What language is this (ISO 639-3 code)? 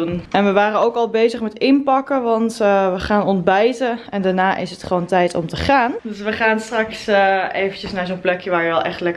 nld